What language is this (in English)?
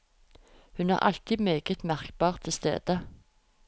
Norwegian